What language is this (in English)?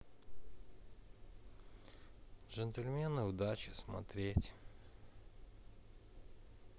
Russian